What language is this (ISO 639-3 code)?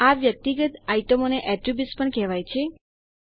guj